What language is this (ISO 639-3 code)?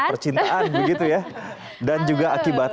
ind